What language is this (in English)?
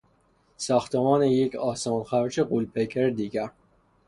Persian